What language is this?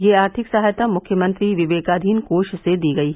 Hindi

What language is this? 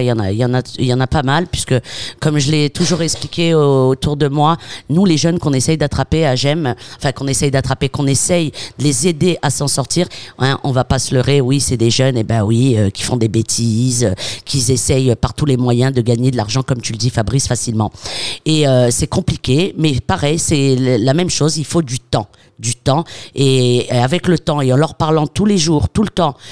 French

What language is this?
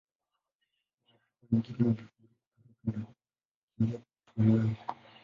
Swahili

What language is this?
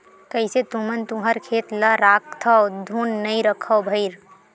Chhattisgarhi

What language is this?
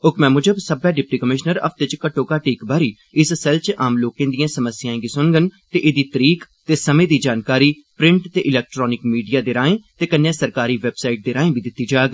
Dogri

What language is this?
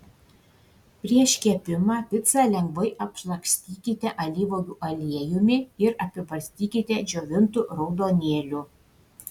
Lithuanian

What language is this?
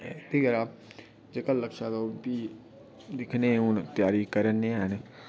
Dogri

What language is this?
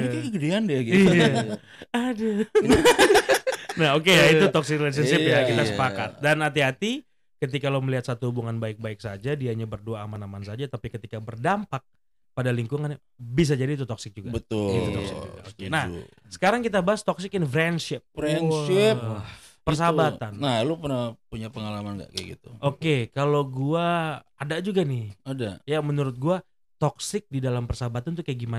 Indonesian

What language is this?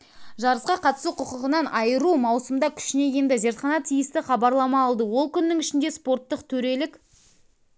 Kazakh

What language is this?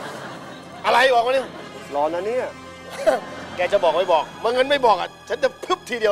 Thai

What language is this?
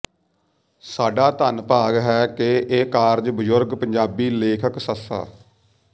Punjabi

